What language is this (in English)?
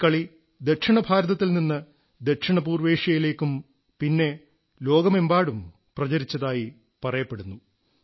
Malayalam